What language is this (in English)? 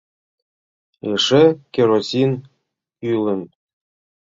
Mari